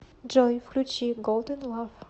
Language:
Russian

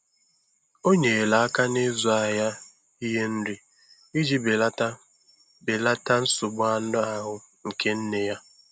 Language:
Igbo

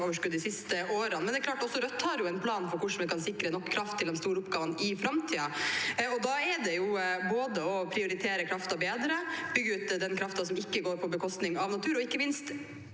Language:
Norwegian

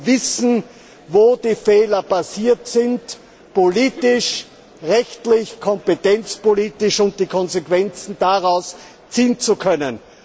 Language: German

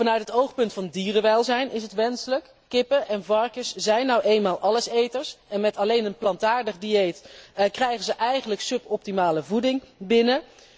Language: Dutch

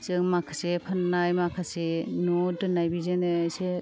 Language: Bodo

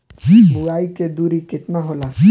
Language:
Bhojpuri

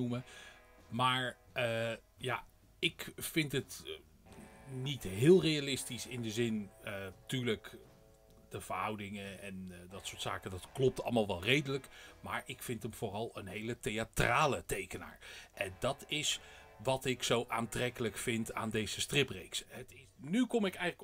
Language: Dutch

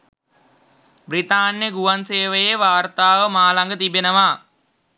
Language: Sinhala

